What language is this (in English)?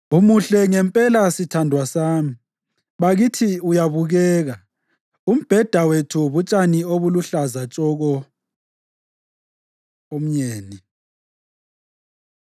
North Ndebele